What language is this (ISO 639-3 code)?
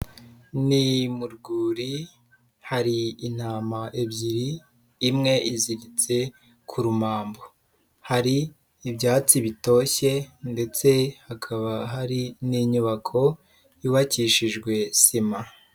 kin